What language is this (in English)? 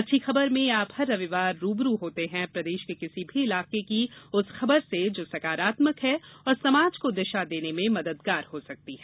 Hindi